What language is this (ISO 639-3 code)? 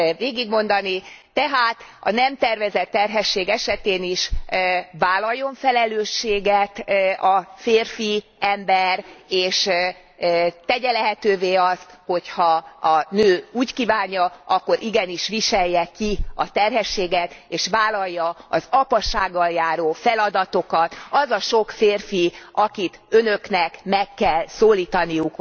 hun